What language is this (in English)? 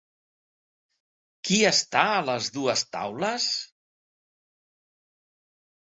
Catalan